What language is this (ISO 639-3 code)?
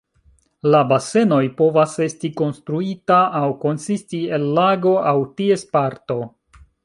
epo